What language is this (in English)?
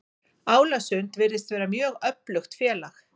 Icelandic